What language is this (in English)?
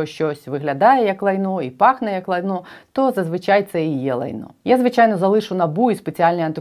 Ukrainian